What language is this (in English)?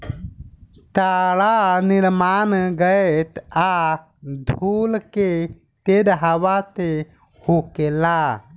Bhojpuri